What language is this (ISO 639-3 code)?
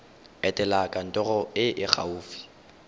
tsn